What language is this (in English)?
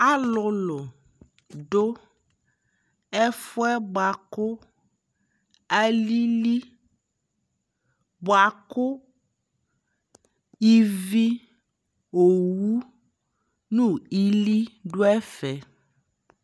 Ikposo